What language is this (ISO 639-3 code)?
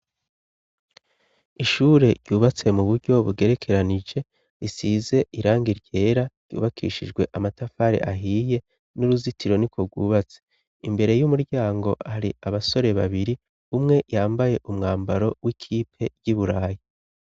run